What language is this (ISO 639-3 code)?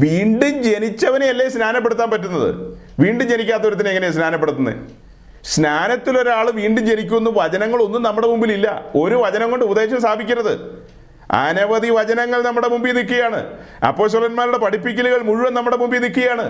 mal